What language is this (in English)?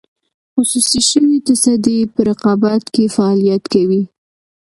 Pashto